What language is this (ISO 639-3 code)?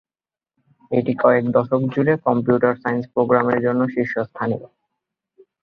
ben